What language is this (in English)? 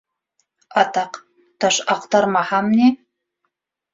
Bashkir